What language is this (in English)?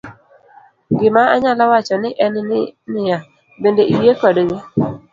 Luo (Kenya and Tanzania)